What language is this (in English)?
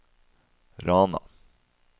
Norwegian